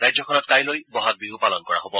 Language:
Assamese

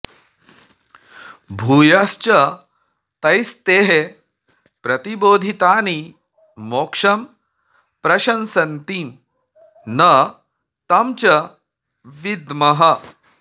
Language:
Sanskrit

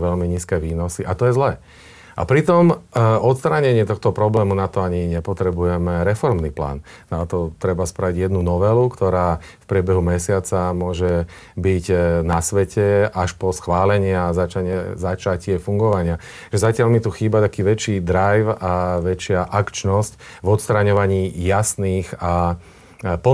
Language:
Slovak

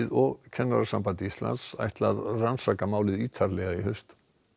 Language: Icelandic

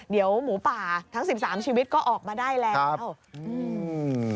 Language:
Thai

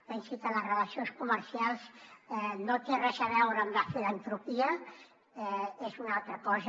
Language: Catalan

